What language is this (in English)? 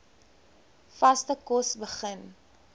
Afrikaans